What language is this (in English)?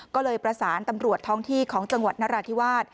Thai